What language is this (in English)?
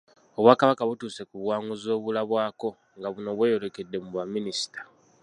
Ganda